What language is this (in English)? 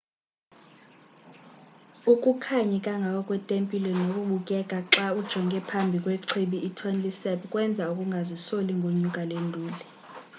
Xhosa